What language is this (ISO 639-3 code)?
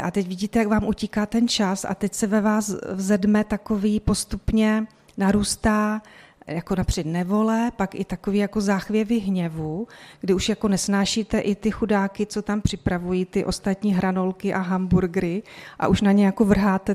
ces